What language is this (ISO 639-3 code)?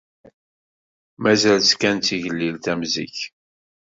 kab